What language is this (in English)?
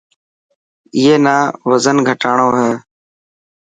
Dhatki